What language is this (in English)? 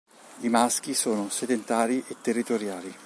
Italian